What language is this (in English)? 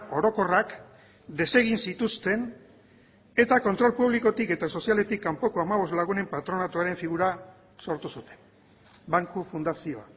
Basque